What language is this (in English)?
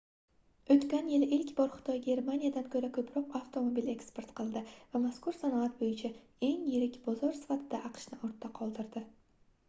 Uzbek